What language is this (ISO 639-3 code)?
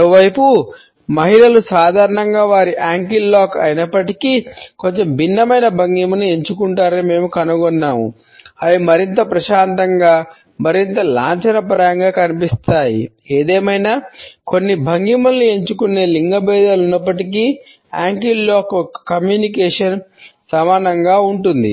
tel